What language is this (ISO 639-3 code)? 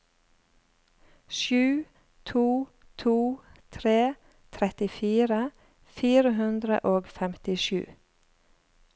nor